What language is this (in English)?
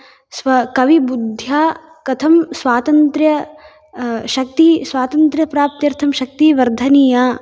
Sanskrit